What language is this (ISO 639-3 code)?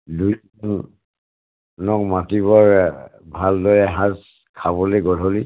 asm